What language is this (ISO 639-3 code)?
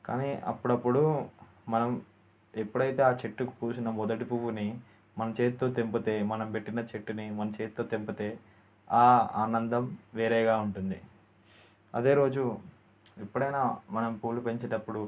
tel